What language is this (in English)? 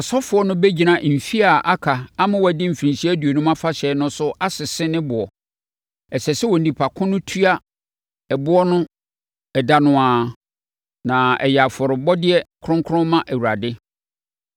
Akan